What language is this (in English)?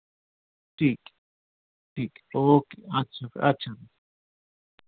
Dogri